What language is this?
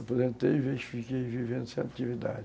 Portuguese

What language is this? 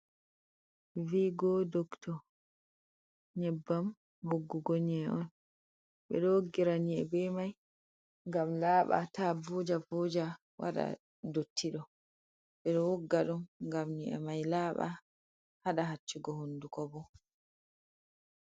Fula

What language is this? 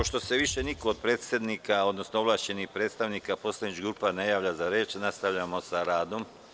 Serbian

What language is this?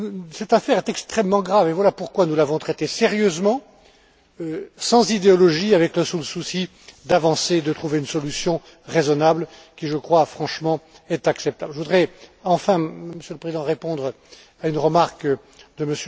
French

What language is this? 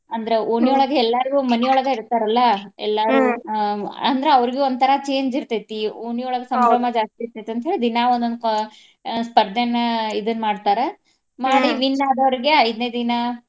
Kannada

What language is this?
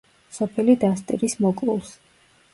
Georgian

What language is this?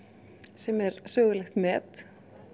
Icelandic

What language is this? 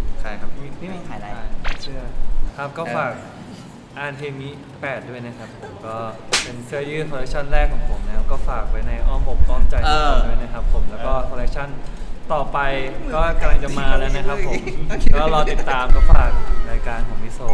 Thai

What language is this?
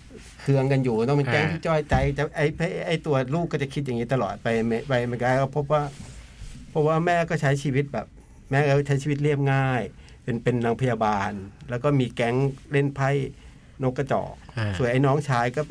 Thai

